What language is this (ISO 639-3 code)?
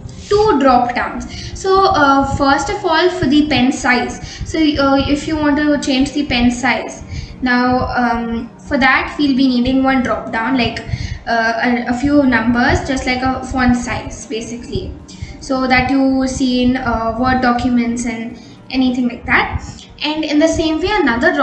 eng